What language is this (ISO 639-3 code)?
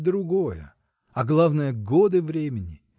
rus